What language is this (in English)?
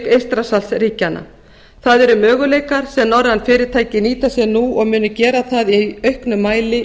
Icelandic